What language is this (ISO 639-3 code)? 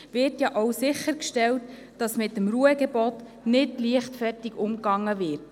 gsw